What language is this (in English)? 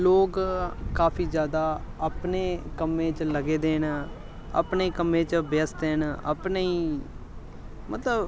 Dogri